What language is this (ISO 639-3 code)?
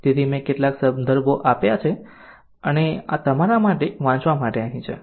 guj